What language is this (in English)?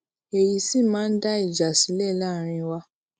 Yoruba